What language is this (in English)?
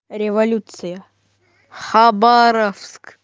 Russian